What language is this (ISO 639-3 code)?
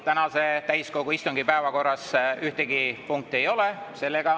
est